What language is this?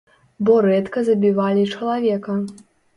Belarusian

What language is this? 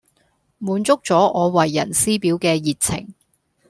Cantonese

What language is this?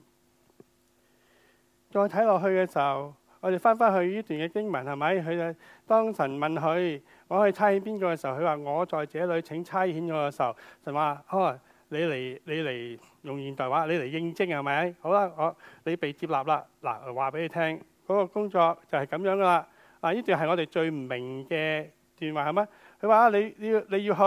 Chinese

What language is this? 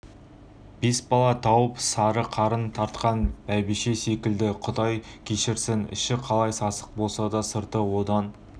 Kazakh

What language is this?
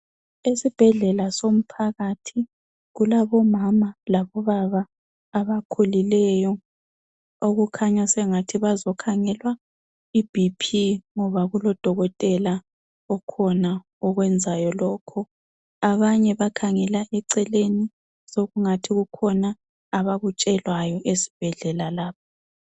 North Ndebele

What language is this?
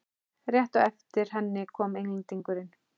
Icelandic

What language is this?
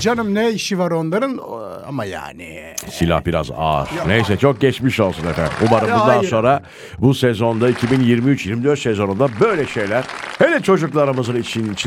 Turkish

